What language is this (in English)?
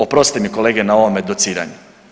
Croatian